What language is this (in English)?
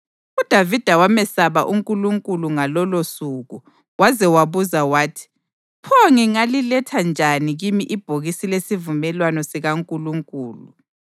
North Ndebele